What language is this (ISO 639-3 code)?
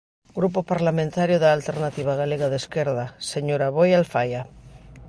glg